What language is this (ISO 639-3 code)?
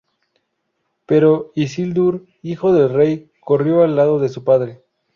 spa